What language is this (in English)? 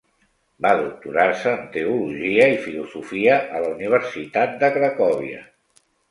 Catalan